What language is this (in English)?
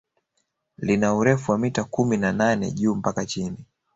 Swahili